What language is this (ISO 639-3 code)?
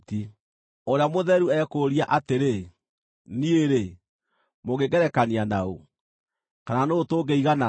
kik